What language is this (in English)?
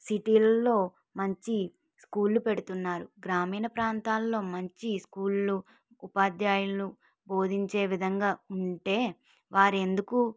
Telugu